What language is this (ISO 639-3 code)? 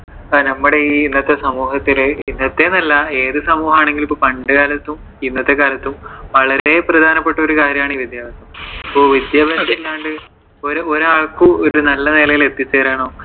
mal